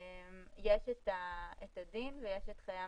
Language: Hebrew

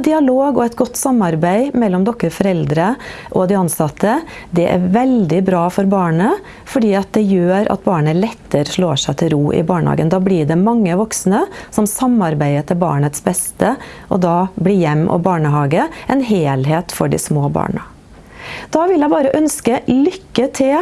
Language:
Norwegian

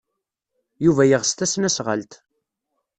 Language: Kabyle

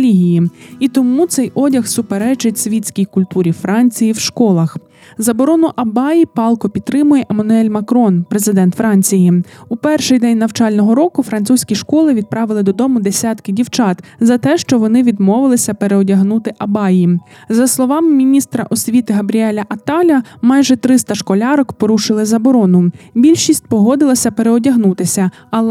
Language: Ukrainian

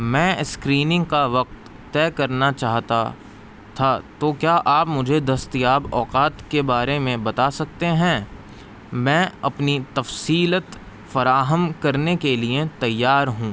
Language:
Urdu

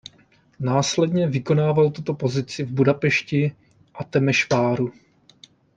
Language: Czech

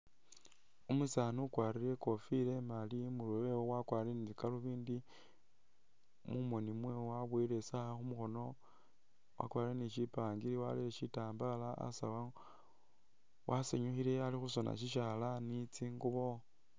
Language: Masaaba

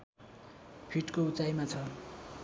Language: Nepali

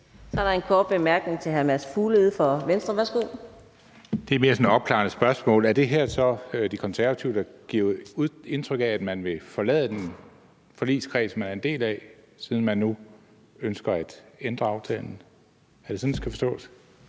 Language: Danish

